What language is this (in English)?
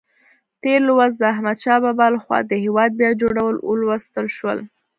Pashto